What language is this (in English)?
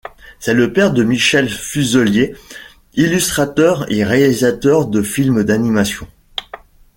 French